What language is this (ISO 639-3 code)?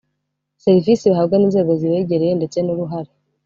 kin